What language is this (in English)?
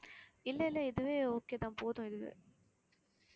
Tamil